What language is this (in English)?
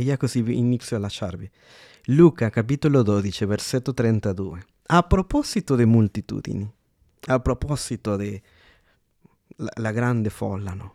Italian